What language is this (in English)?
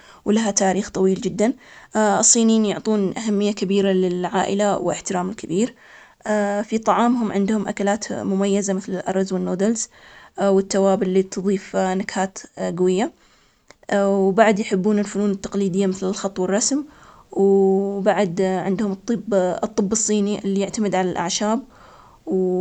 Omani Arabic